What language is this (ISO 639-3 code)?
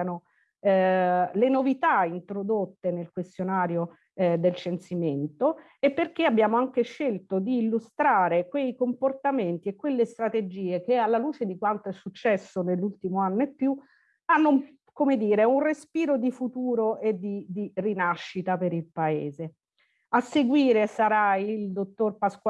ita